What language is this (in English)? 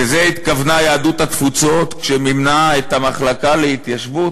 Hebrew